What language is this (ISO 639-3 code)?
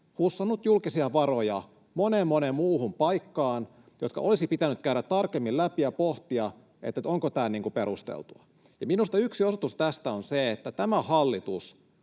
fin